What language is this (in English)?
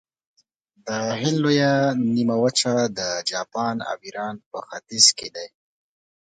Pashto